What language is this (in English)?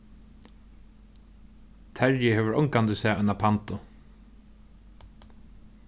Faroese